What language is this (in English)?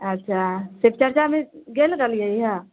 Maithili